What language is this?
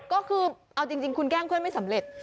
Thai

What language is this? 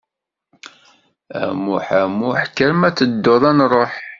Kabyle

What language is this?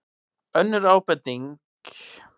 Icelandic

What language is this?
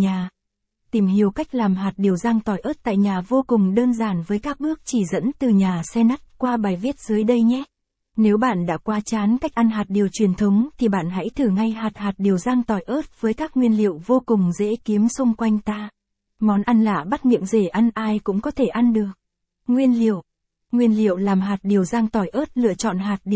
Vietnamese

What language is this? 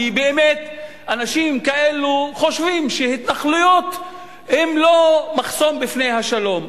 Hebrew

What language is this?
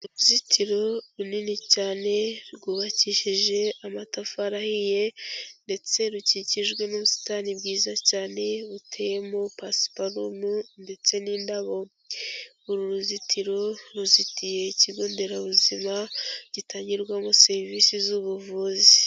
Kinyarwanda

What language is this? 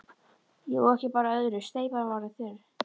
Icelandic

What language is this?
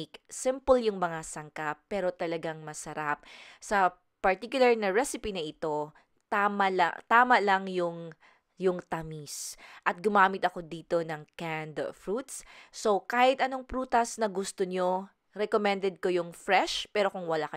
Filipino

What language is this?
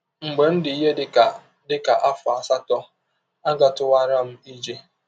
Igbo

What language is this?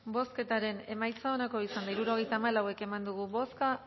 Basque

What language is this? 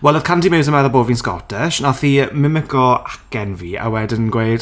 Welsh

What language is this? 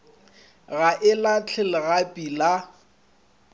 Northern Sotho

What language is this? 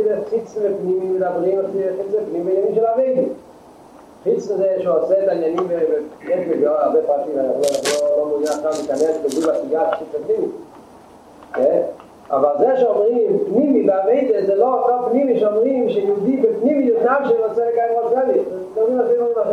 Hebrew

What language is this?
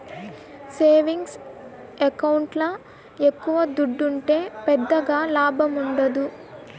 Telugu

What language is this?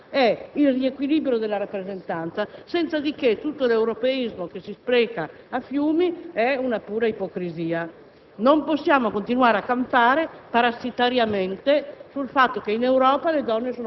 Italian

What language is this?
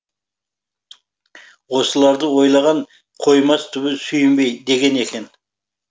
Kazakh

